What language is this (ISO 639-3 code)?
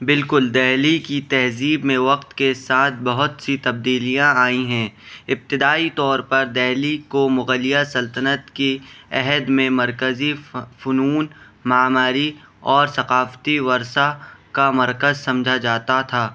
urd